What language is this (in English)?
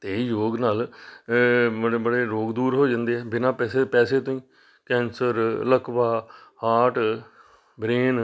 Punjabi